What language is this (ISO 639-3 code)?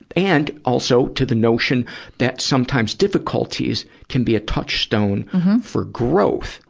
eng